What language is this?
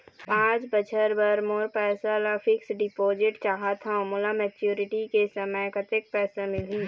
Chhattisgarhi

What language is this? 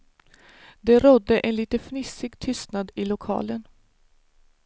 Swedish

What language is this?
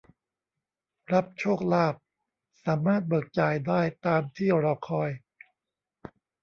Thai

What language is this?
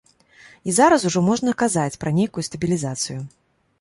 Belarusian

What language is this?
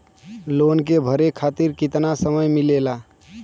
Bhojpuri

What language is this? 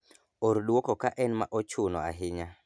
Luo (Kenya and Tanzania)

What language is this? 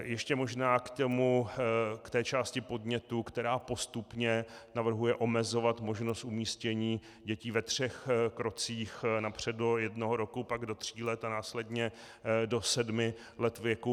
Czech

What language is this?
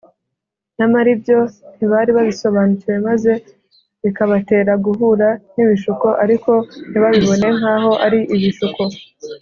Kinyarwanda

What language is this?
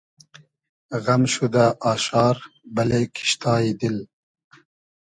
Hazaragi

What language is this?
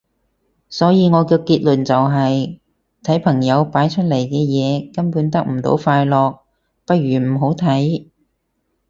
Cantonese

